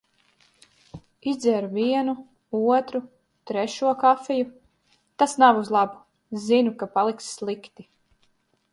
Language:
Latvian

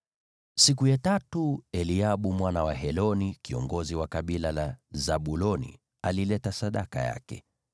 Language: Swahili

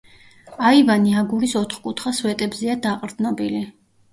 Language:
Georgian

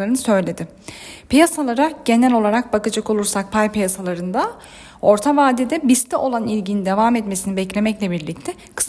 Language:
Turkish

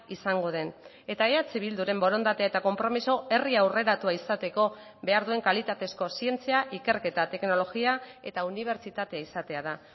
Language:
Basque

